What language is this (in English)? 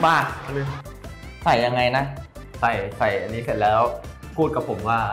Thai